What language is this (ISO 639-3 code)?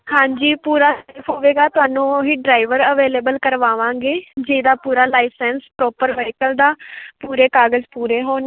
pan